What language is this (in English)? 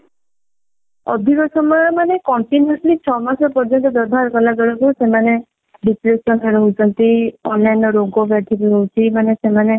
Odia